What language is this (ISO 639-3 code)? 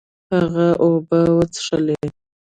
pus